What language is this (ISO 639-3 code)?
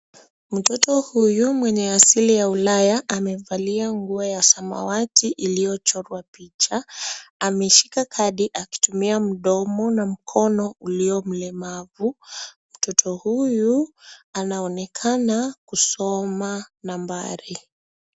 swa